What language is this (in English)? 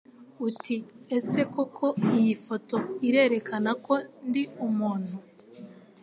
Kinyarwanda